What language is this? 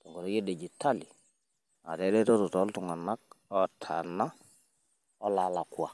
Masai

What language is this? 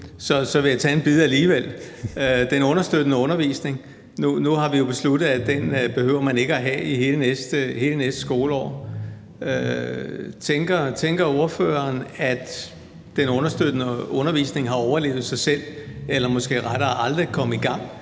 Danish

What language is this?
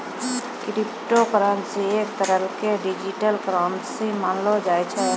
Maithili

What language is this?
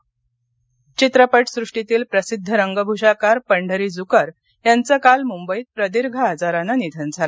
Marathi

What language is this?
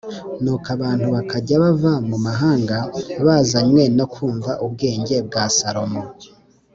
Kinyarwanda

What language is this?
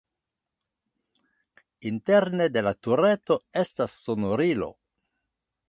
Esperanto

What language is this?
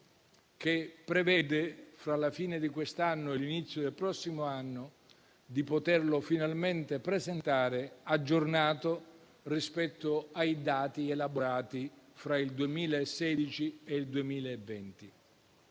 Italian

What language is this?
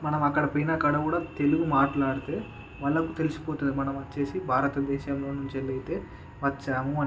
Telugu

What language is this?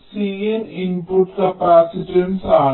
Malayalam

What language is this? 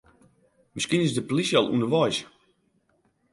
Western Frisian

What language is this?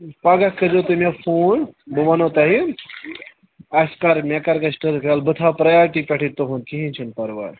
Kashmiri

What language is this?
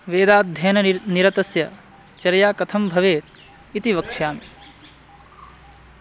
Sanskrit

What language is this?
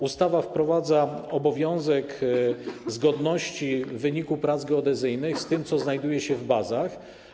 Polish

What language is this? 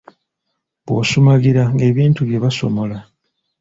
Ganda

